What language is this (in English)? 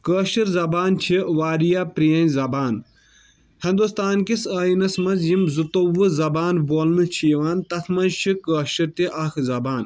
Kashmiri